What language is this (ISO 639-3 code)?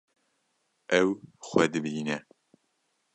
kur